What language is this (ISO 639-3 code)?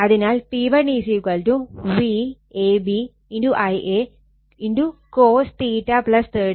mal